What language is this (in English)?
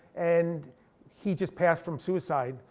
English